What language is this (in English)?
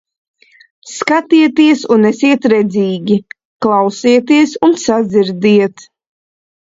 Latvian